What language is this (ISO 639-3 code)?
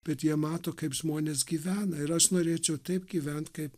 lit